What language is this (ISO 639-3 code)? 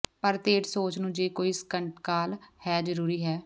pan